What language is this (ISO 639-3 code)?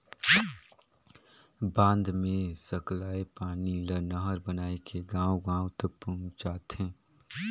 hne